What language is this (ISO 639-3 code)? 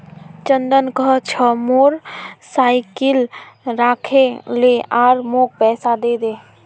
mag